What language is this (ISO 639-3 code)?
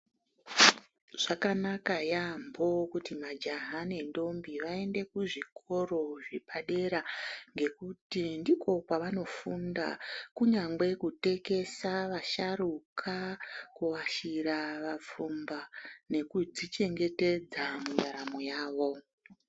ndc